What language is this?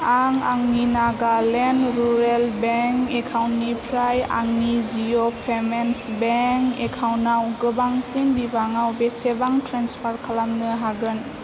Bodo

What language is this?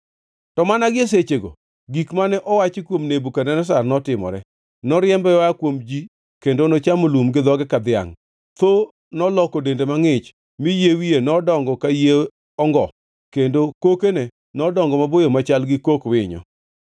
Luo (Kenya and Tanzania)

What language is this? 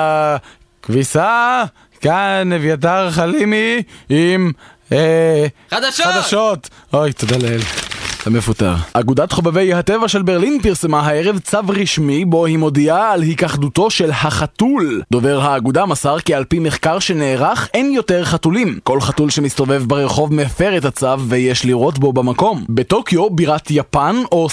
Hebrew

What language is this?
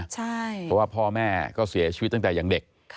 Thai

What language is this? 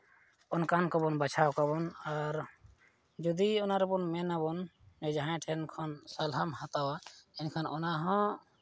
Santali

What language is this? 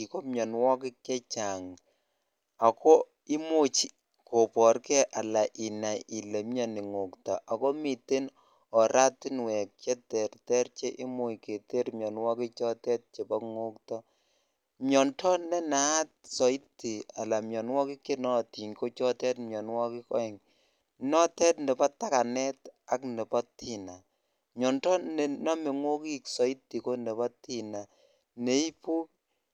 Kalenjin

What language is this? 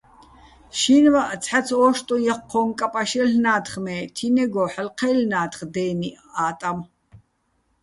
Bats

